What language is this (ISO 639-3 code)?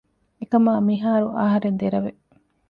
div